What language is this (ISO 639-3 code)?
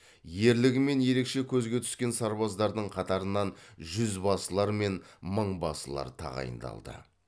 kaz